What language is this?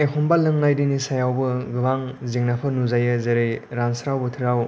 Bodo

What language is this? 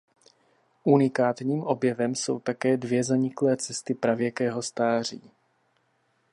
Czech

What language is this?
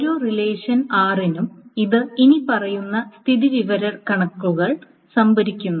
Malayalam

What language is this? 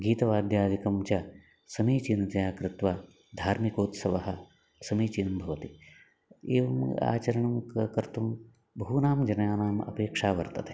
Sanskrit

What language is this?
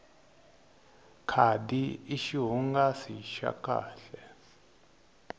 Tsonga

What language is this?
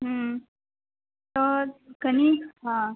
Maithili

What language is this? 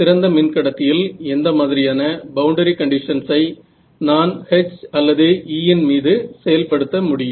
Tamil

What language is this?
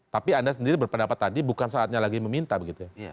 Indonesian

